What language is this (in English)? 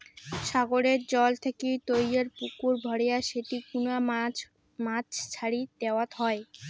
Bangla